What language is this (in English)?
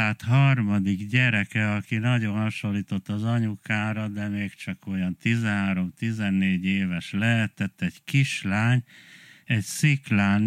Hungarian